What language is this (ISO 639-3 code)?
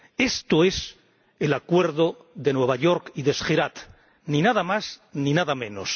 spa